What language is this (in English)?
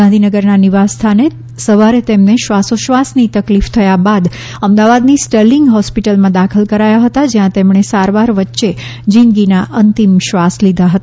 Gujarati